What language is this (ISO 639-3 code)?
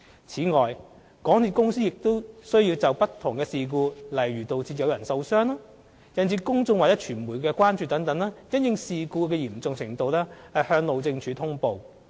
yue